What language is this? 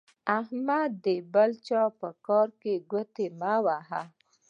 Pashto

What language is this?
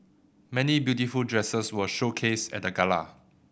English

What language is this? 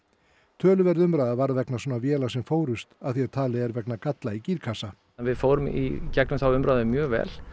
Icelandic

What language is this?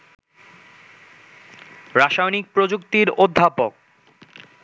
Bangla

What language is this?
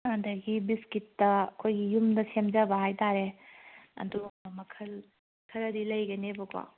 Manipuri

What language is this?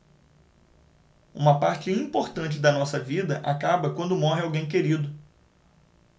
Portuguese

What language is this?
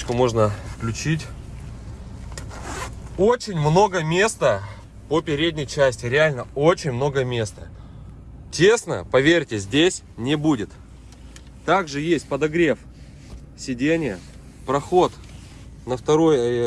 Russian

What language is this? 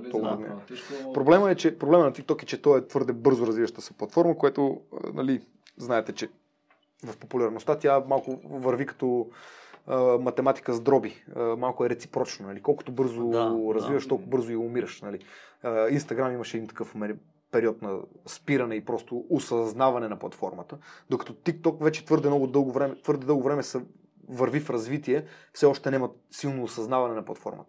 Bulgarian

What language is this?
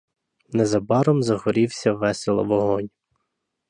Ukrainian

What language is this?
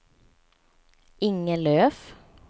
Swedish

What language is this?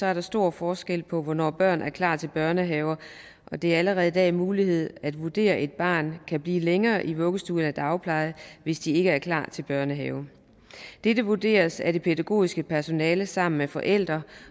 Danish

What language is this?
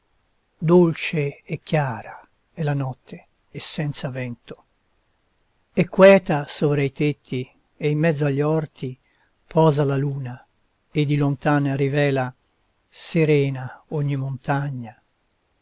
Italian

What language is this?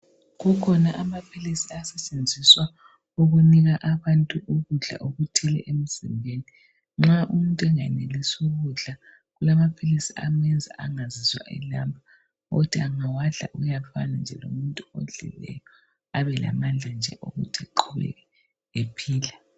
North Ndebele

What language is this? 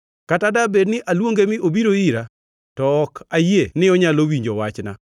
Luo (Kenya and Tanzania)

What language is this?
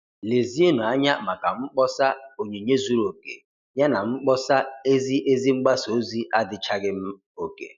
Igbo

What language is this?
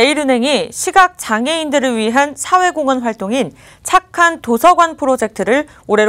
Korean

